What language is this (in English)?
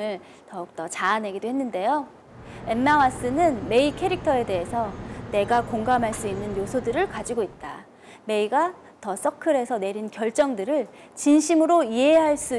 Korean